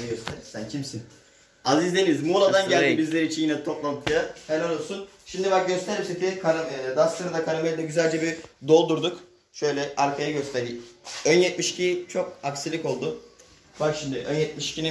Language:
Turkish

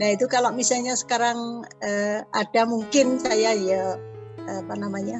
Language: Indonesian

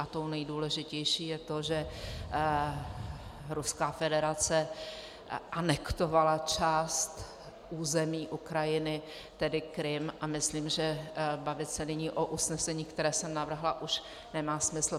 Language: Czech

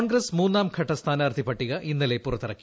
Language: Malayalam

